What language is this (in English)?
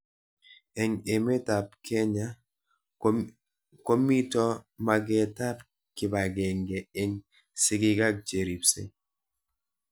Kalenjin